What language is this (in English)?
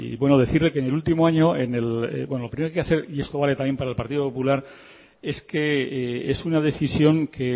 Spanish